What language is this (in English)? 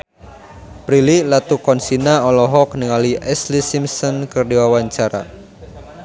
Sundanese